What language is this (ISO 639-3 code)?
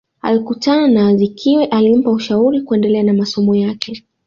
swa